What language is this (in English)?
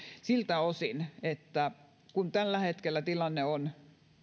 Finnish